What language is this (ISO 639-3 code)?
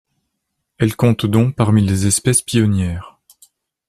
fra